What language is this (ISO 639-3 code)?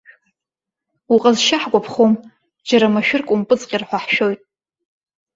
abk